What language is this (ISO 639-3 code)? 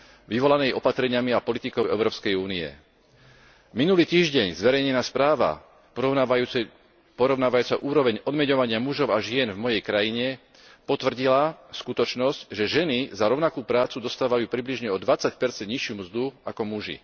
slk